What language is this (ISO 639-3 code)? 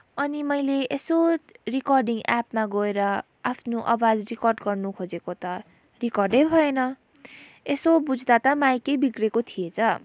nep